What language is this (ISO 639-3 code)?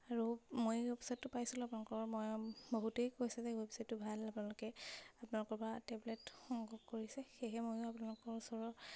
asm